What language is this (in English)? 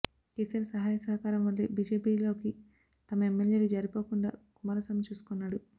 Telugu